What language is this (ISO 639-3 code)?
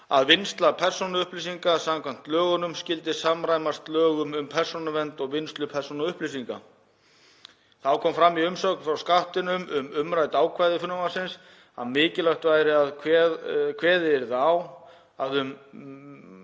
isl